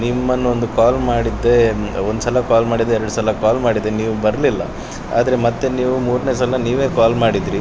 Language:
Kannada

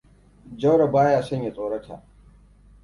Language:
Hausa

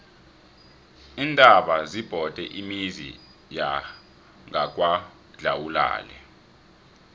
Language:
South Ndebele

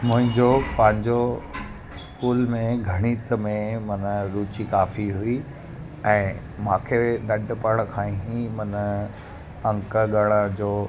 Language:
Sindhi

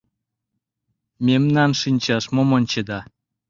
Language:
Mari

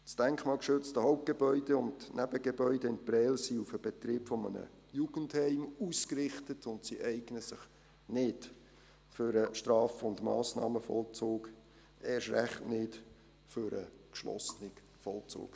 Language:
Swiss German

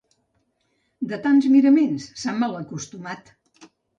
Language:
Catalan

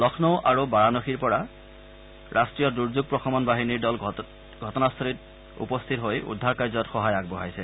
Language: Assamese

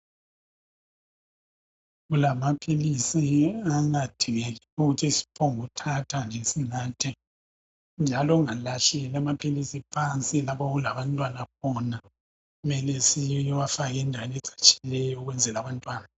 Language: North Ndebele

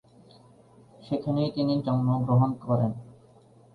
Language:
Bangla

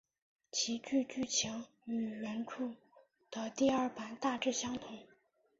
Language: Chinese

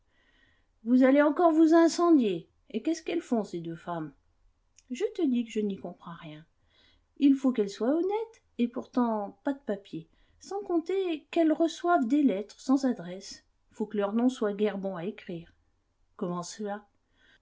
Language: French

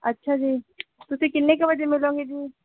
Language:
Punjabi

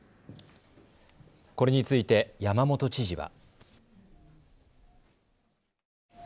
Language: Japanese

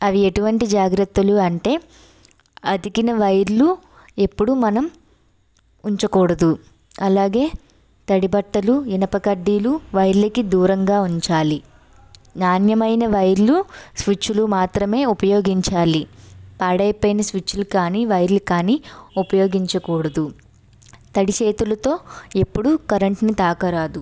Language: Telugu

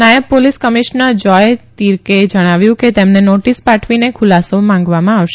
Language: Gujarati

